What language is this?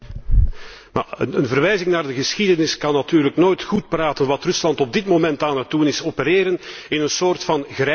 Dutch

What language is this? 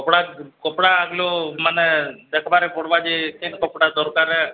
Odia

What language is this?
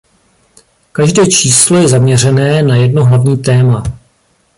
Czech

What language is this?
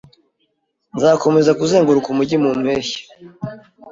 Kinyarwanda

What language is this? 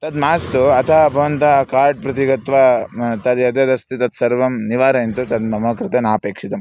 Sanskrit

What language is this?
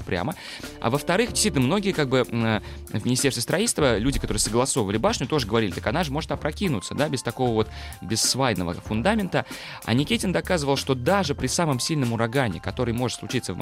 Russian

